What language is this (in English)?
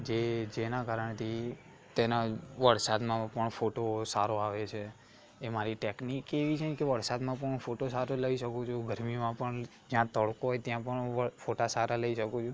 Gujarati